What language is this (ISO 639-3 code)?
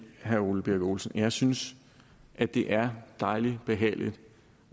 dan